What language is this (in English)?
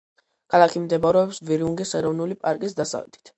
Georgian